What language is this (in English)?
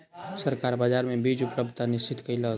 Maithili